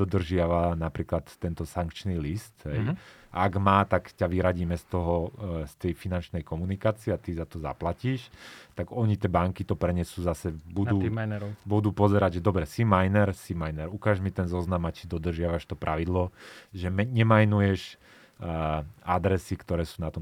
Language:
Slovak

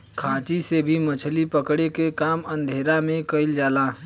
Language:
Bhojpuri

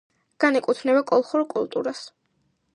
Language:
Georgian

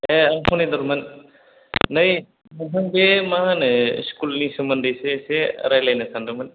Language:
Bodo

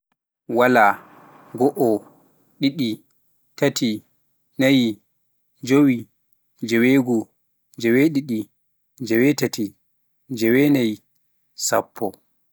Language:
Pular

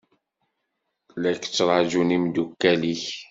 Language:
Kabyle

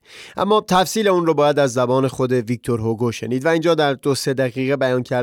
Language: Persian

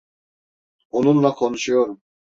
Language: Turkish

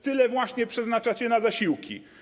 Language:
Polish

